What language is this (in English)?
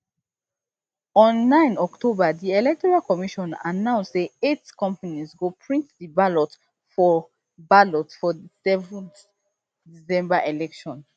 Nigerian Pidgin